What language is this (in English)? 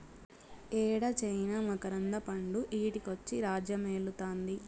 Telugu